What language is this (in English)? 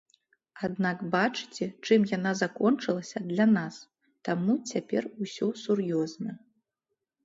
Belarusian